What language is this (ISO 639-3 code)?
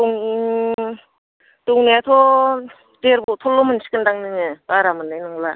brx